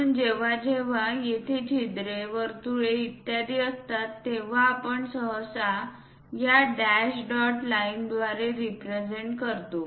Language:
Marathi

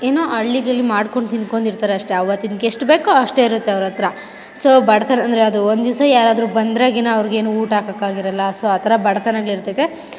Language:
Kannada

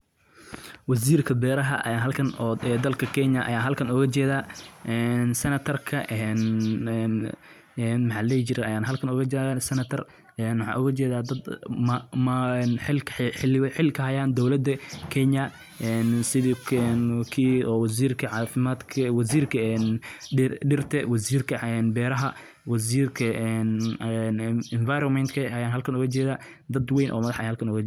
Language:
Somali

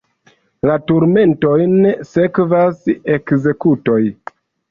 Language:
Esperanto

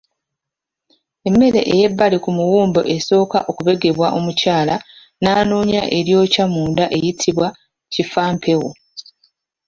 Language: Ganda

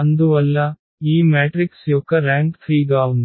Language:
Telugu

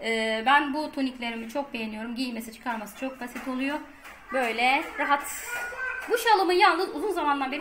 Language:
Turkish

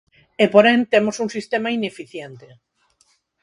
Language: Galician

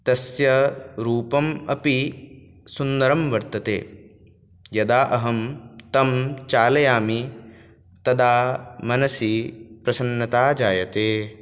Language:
Sanskrit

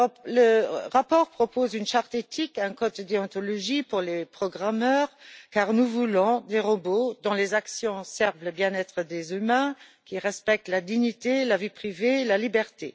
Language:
French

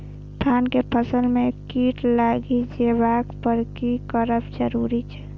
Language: Maithili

